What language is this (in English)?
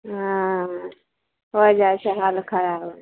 Maithili